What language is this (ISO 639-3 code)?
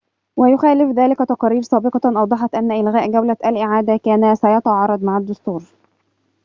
ara